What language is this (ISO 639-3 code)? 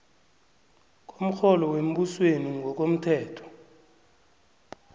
nbl